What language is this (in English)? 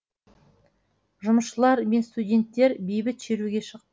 Kazakh